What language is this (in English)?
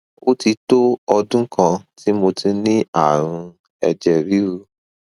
Yoruba